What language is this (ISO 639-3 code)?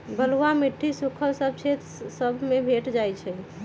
mag